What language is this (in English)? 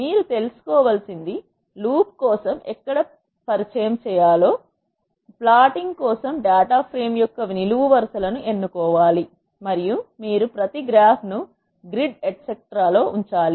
Telugu